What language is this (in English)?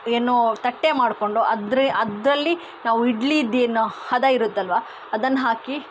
Kannada